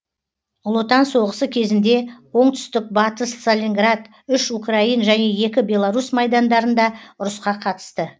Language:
Kazakh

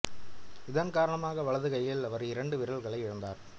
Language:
Tamil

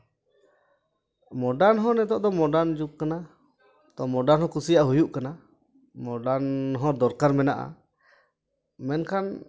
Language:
Santali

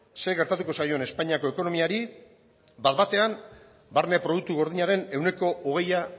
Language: Basque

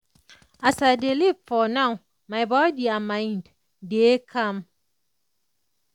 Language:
Nigerian Pidgin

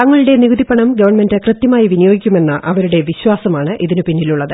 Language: Malayalam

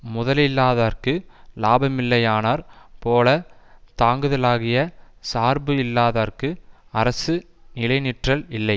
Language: Tamil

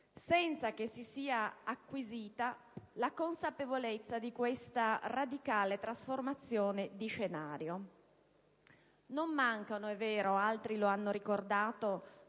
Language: Italian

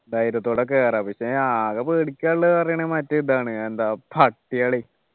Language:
Malayalam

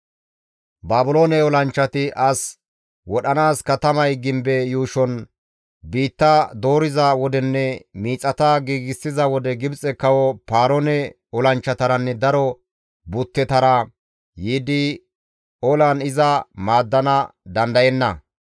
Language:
Gamo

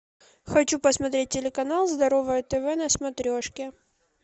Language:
Russian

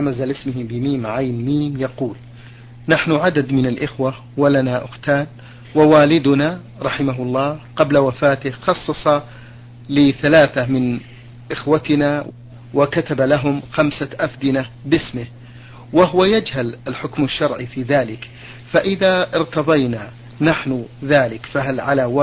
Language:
Arabic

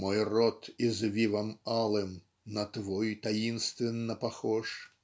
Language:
Russian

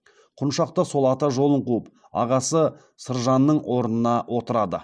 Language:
Kazakh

